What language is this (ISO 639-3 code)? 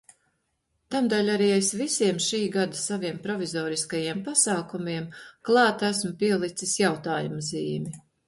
lav